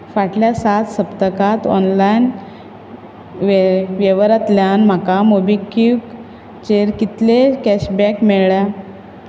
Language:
Konkani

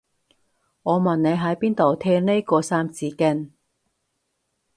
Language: Cantonese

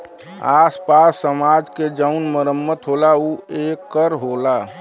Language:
Bhojpuri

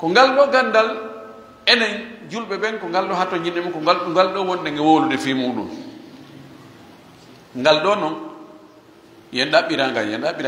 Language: Arabic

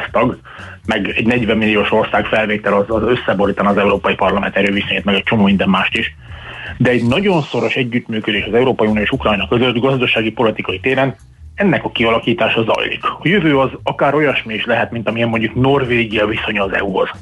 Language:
Hungarian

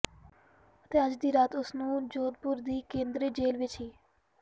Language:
Punjabi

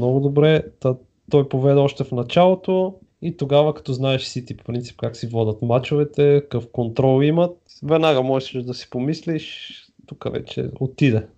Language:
Bulgarian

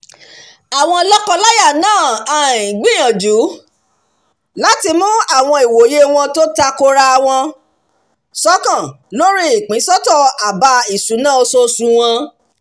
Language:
Yoruba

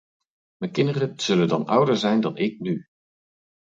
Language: Dutch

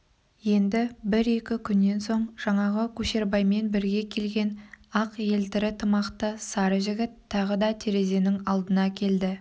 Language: Kazakh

